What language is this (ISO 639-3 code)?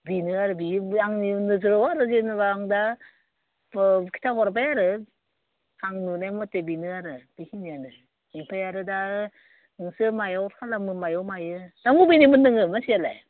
brx